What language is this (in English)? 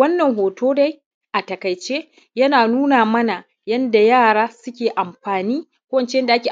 Hausa